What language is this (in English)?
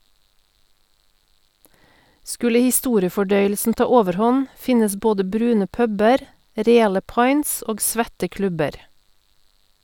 Norwegian